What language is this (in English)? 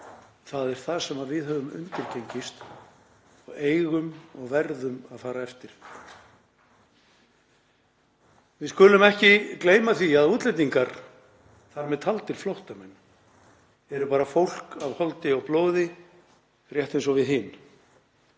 Icelandic